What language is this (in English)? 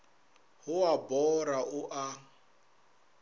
Northern Sotho